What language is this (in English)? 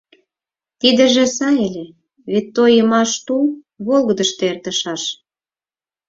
Mari